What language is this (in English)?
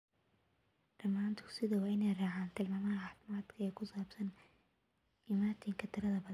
Somali